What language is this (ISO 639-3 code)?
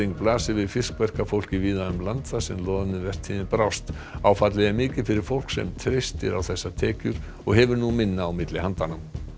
isl